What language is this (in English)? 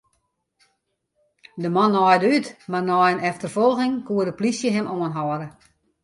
Western Frisian